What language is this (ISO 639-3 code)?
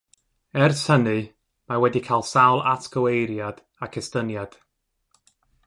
cym